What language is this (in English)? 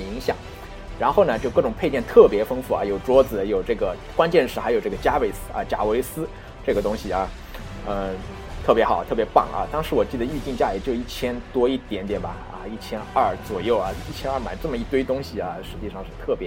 Chinese